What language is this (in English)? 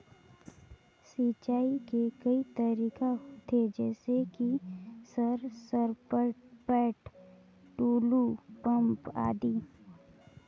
Chhattisgarhi